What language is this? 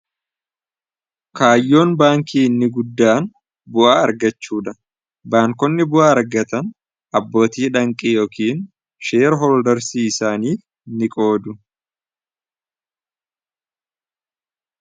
Oromo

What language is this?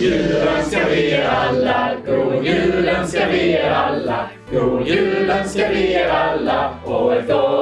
Swedish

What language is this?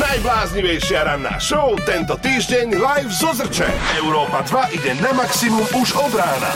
Slovak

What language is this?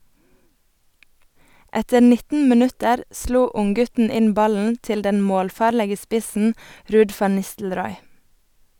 Norwegian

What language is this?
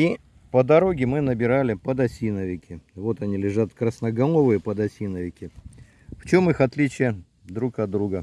Russian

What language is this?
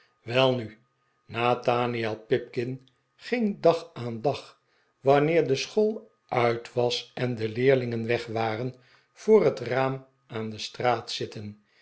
Dutch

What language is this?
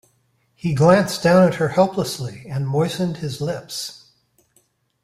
English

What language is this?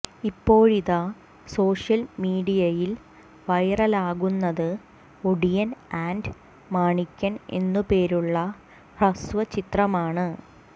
Malayalam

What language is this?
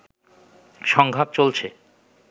Bangla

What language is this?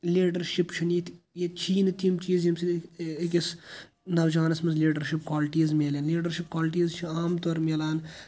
Kashmiri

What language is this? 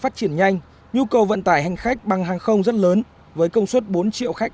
Vietnamese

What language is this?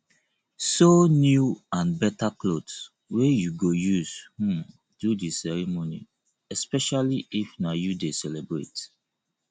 Nigerian Pidgin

